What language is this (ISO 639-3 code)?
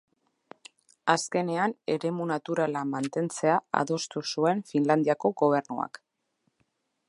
eus